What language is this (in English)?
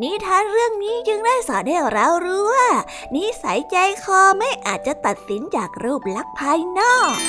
Thai